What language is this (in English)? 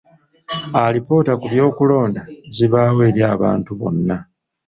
Ganda